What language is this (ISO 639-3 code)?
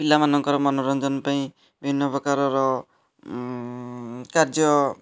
ori